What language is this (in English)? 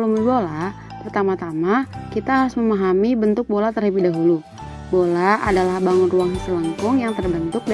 Indonesian